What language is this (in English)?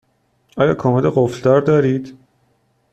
Persian